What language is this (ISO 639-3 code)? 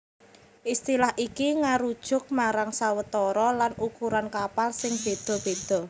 jav